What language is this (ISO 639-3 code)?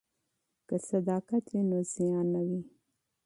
pus